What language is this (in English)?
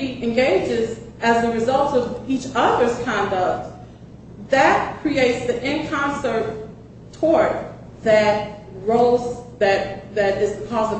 English